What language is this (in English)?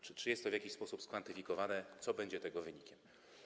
Polish